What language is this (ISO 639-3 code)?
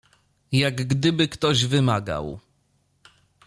pol